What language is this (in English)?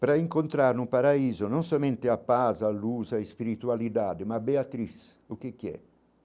Portuguese